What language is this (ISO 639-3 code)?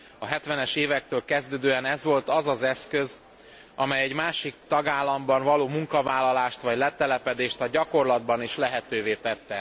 hun